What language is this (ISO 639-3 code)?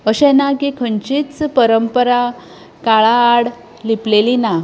kok